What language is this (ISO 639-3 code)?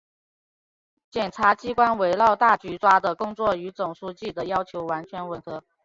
zho